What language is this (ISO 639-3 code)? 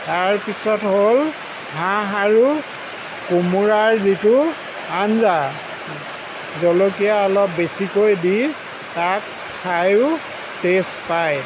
asm